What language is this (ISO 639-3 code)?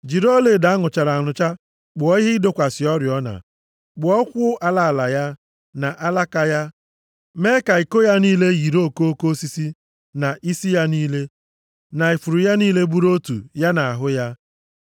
ibo